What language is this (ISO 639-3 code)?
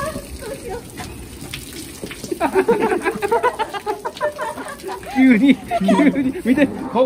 jpn